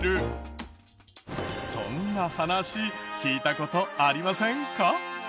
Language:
Japanese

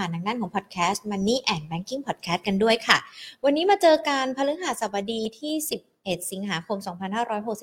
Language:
Thai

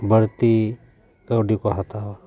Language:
Santali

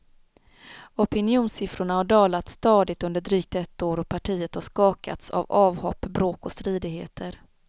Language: Swedish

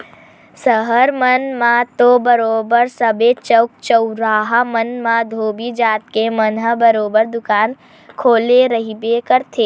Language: Chhattisgarhi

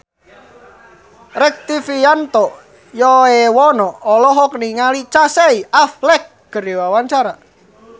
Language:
Sundanese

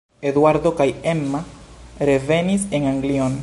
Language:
Esperanto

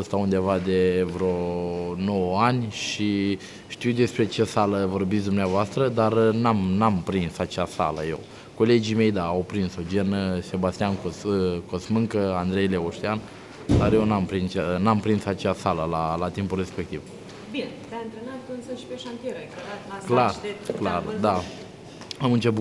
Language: Romanian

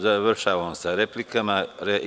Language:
Serbian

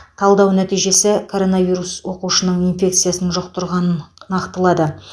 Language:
Kazakh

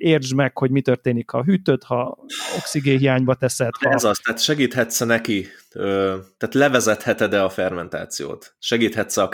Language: Hungarian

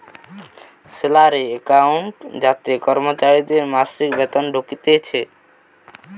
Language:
Bangla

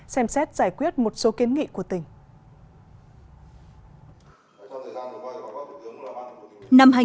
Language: Vietnamese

